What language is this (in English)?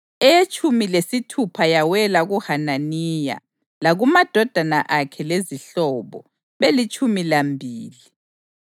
North Ndebele